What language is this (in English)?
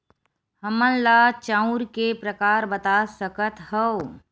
Chhattisgarhi